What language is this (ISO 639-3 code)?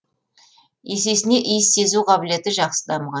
kaz